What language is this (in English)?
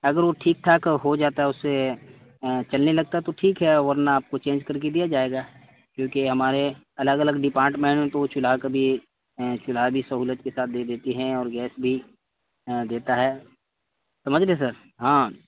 Urdu